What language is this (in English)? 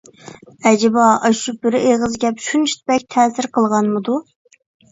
Uyghur